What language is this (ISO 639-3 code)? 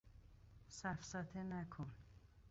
fas